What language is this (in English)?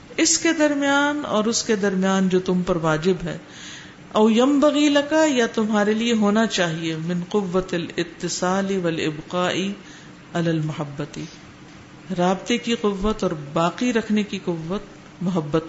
Urdu